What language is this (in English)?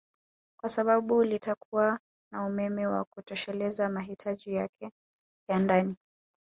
Swahili